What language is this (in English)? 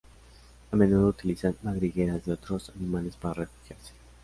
Spanish